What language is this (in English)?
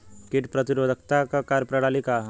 Bhojpuri